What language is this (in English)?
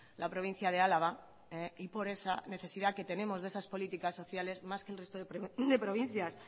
Spanish